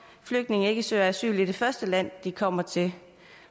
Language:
Danish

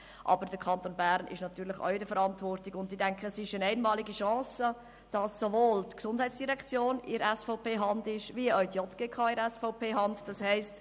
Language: Swiss German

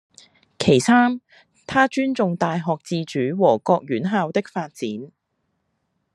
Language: Cantonese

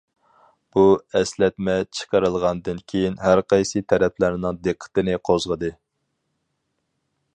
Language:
Uyghur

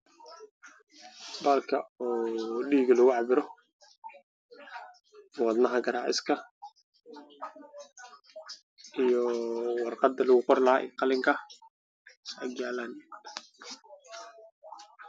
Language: Somali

